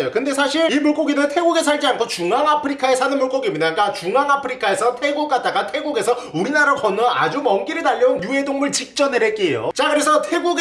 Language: Korean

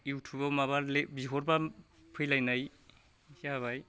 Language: Bodo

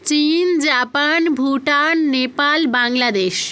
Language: Bangla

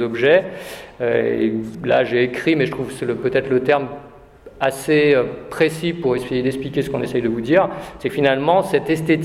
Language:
French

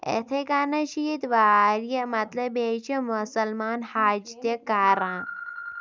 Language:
Kashmiri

